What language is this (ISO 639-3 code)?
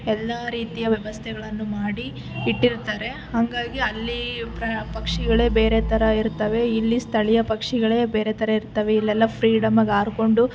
kan